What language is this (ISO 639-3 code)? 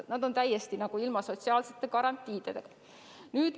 est